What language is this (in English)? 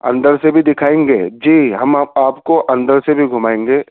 Urdu